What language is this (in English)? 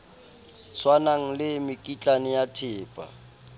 Southern Sotho